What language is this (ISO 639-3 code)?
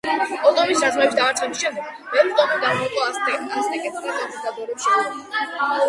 kat